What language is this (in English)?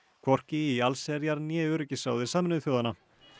Icelandic